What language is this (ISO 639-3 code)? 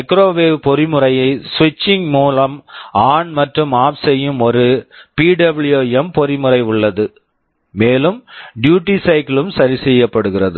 tam